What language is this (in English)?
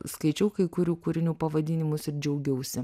Lithuanian